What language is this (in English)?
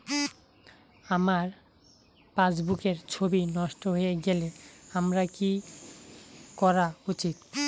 Bangla